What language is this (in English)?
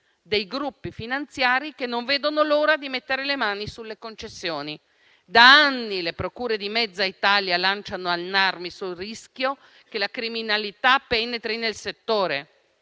Italian